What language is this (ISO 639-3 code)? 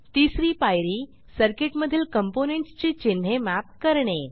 mar